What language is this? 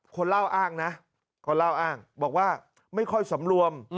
Thai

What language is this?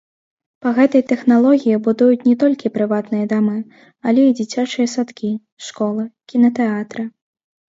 Belarusian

